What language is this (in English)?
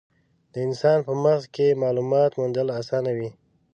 Pashto